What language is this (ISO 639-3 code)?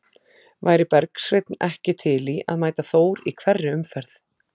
isl